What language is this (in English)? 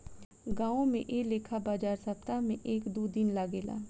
Bhojpuri